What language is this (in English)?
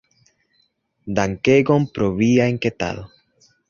Esperanto